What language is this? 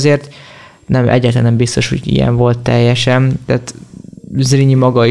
Hungarian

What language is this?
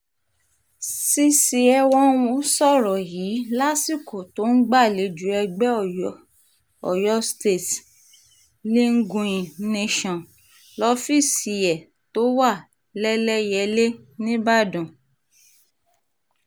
Yoruba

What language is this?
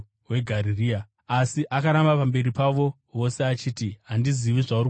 Shona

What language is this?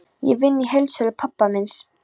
Icelandic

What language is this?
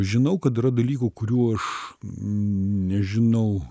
Lithuanian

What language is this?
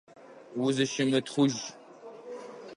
Adyghe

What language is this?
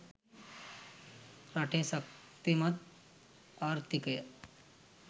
Sinhala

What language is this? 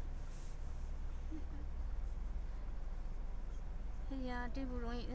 Chinese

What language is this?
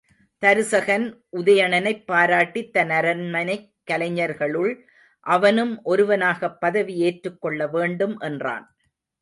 Tamil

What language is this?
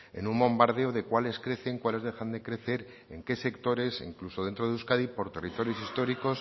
Spanish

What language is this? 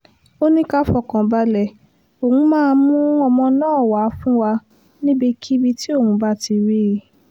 Yoruba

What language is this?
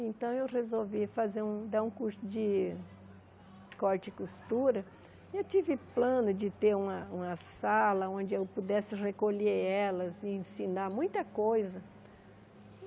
Portuguese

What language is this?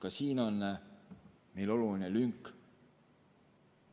Estonian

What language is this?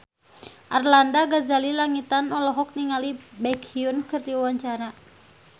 Sundanese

